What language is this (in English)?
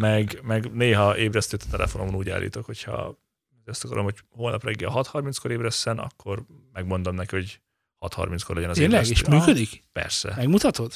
Hungarian